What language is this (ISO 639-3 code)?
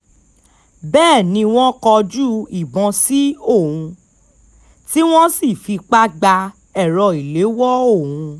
yor